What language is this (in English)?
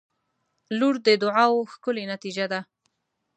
Pashto